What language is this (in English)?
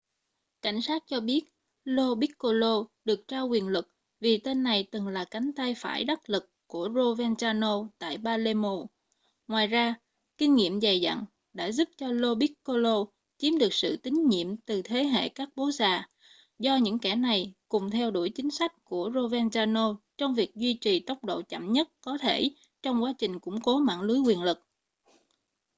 Vietnamese